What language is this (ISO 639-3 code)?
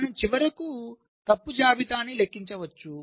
tel